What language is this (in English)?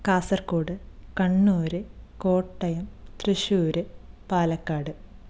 Malayalam